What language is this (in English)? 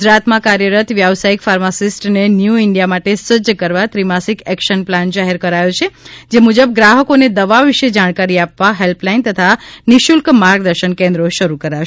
Gujarati